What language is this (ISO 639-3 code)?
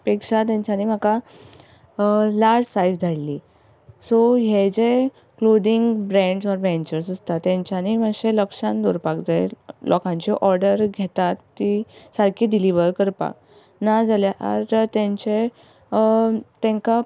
kok